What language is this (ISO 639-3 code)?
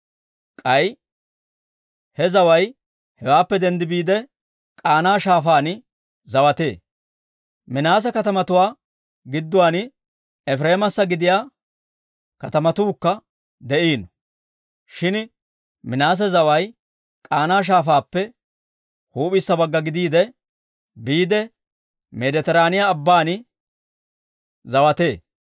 dwr